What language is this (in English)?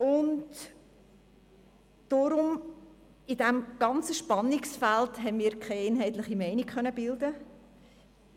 Swiss German